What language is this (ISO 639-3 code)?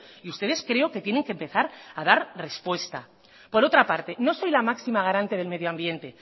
spa